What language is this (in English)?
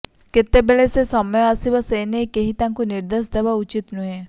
Odia